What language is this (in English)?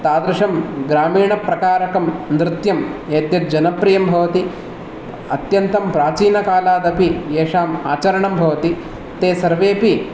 Sanskrit